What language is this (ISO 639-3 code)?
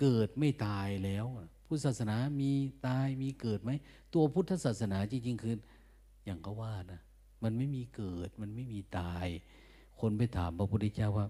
tha